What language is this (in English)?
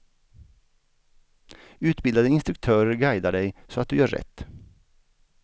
Swedish